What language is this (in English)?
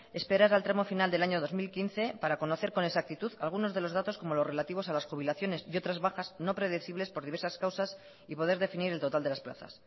Spanish